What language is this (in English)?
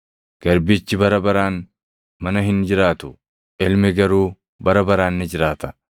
Oromo